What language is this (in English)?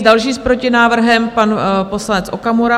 Czech